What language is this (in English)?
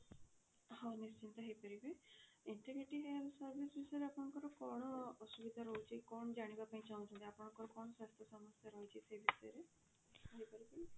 Odia